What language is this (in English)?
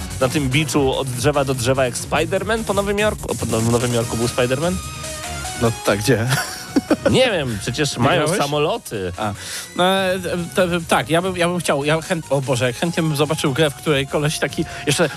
Polish